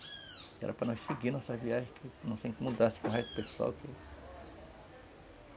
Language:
Portuguese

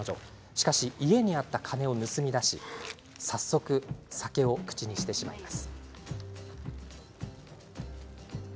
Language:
Japanese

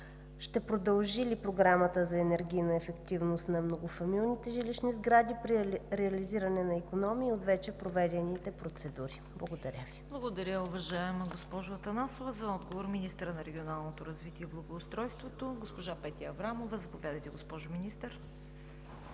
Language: Bulgarian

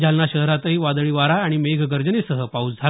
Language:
Marathi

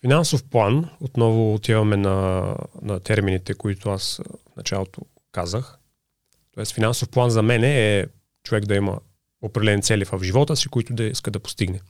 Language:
Bulgarian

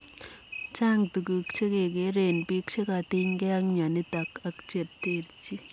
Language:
Kalenjin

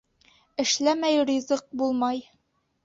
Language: Bashkir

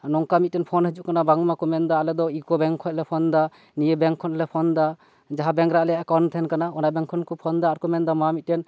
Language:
Santali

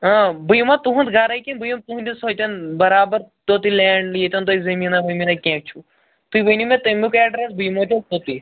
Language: Kashmiri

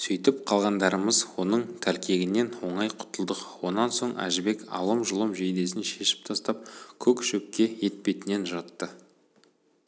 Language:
Kazakh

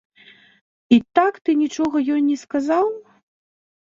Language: Belarusian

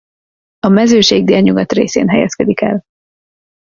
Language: Hungarian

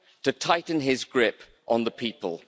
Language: English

